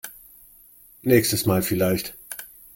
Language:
German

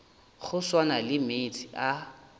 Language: Northern Sotho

